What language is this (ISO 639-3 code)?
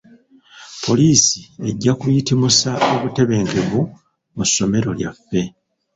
lug